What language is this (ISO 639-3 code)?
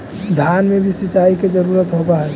mag